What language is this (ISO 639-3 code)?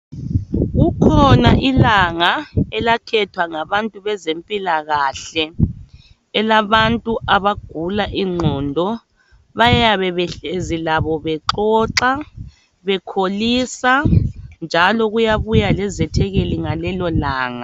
nde